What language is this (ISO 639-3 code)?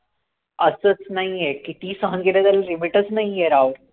mar